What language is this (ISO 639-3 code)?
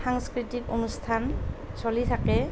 asm